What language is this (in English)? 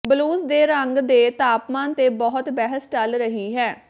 Punjabi